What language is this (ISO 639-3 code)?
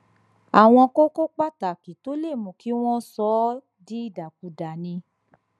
yor